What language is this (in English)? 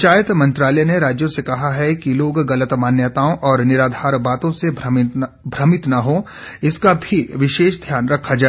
Hindi